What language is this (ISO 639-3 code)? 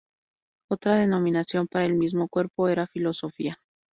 spa